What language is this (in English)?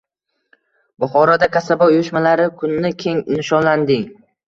Uzbek